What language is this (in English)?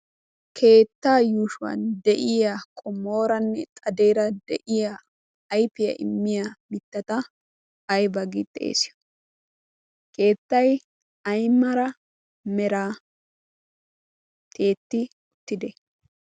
Wolaytta